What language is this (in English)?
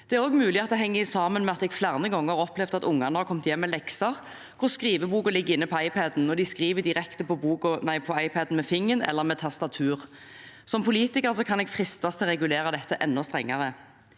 Norwegian